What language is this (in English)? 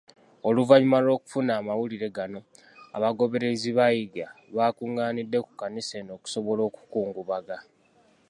Ganda